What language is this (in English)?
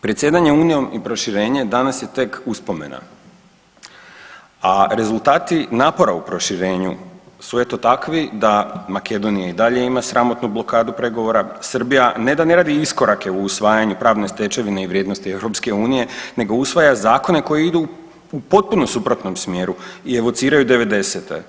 Croatian